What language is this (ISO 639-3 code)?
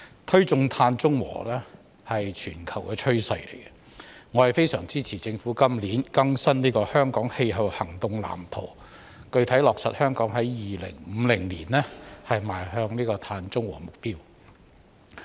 yue